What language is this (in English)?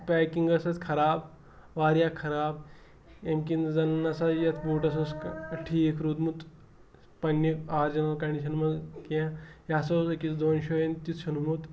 Kashmiri